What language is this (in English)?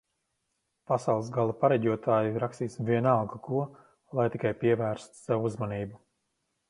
Latvian